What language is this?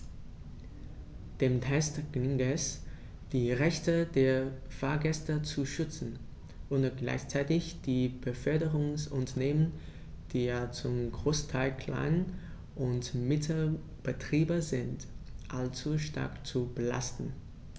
German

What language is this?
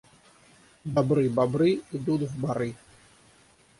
Russian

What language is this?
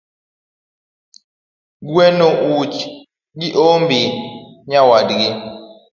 Luo (Kenya and Tanzania)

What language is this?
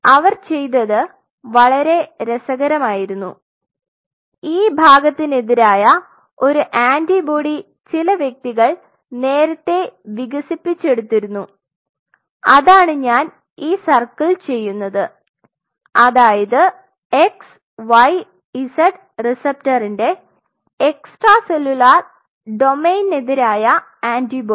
Malayalam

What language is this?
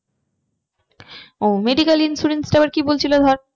Bangla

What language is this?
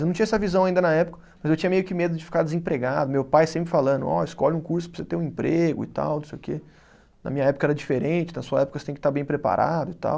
Portuguese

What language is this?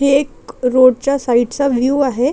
Marathi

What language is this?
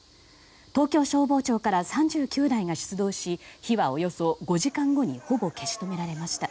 Japanese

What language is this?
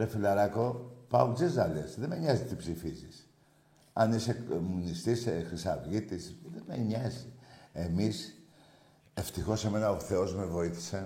Greek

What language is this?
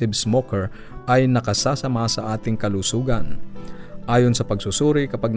Filipino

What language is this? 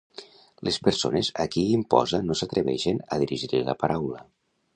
Catalan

